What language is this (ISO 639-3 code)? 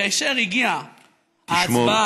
heb